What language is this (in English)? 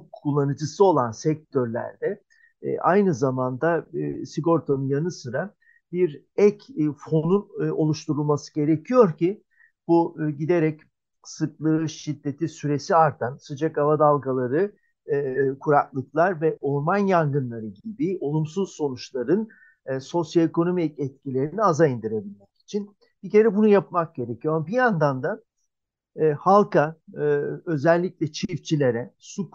Turkish